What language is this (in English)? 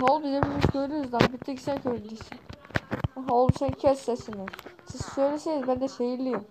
Turkish